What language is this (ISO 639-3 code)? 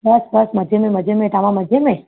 snd